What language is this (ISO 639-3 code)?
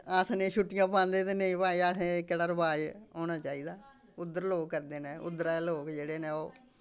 doi